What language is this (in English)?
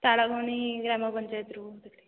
Odia